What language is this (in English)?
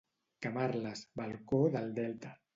Catalan